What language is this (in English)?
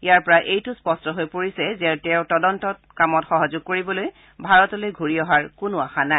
Assamese